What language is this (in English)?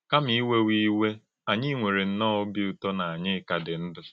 Igbo